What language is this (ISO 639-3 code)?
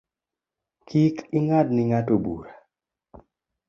luo